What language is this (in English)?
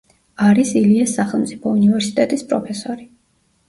Georgian